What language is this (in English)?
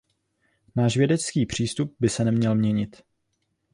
Czech